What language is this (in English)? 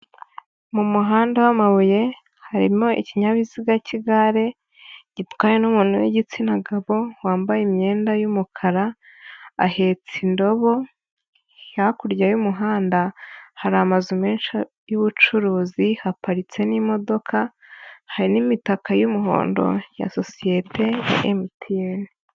Kinyarwanda